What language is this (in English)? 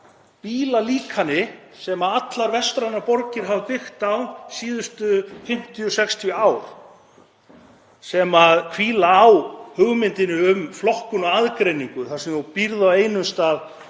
Icelandic